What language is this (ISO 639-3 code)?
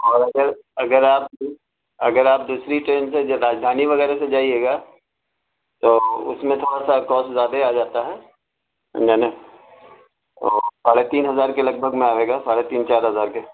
urd